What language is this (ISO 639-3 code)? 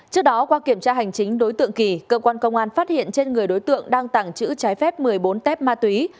vie